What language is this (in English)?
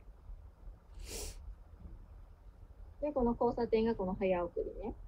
Japanese